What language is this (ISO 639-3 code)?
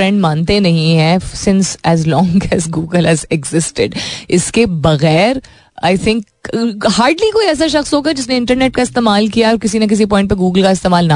hin